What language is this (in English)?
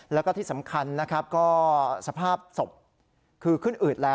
Thai